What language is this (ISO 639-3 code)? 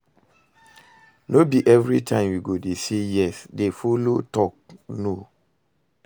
pcm